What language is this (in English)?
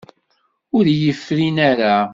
Kabyle